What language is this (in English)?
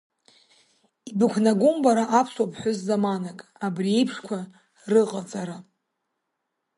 Abkhazian